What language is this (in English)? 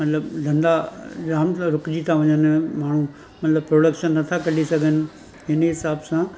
Sindhi